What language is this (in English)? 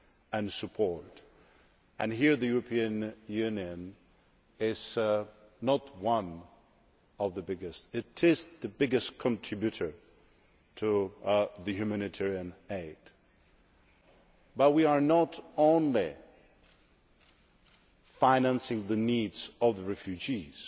English